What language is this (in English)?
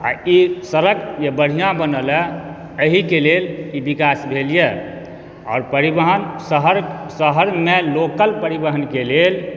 Maithili